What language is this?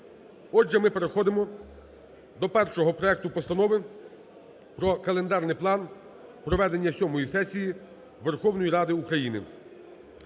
Ukrainian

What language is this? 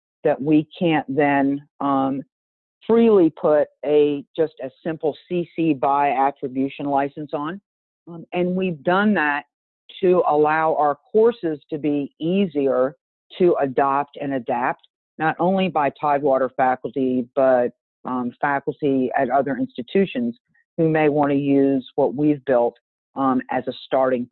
English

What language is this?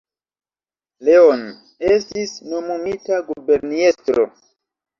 Esperanto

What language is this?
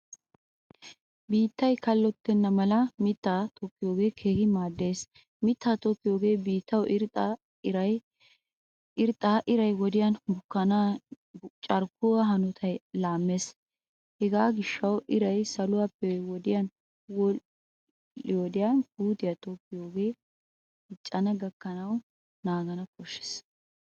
Wolaytta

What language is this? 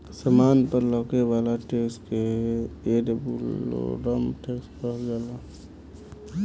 Bhojpuri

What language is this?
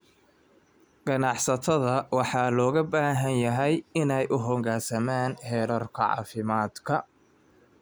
Somali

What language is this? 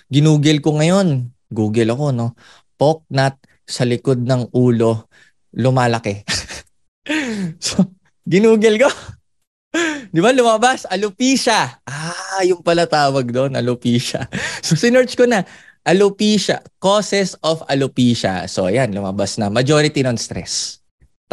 Filipino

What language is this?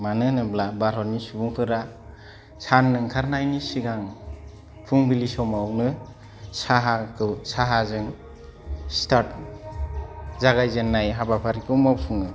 Bodo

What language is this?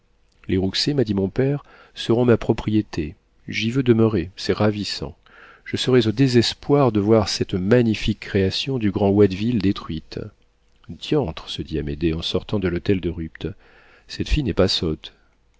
French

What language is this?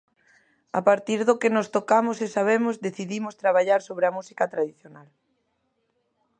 Galician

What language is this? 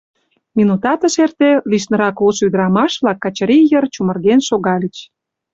Mari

